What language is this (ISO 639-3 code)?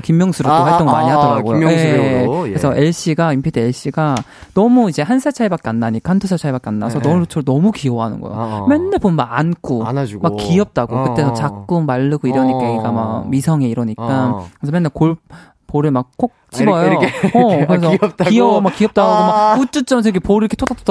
kor